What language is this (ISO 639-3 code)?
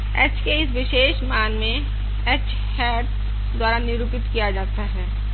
hin